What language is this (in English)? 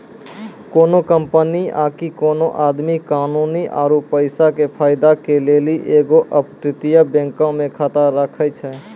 Maithili